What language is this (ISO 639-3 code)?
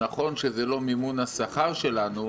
heb